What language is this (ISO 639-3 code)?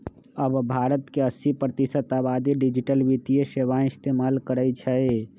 mag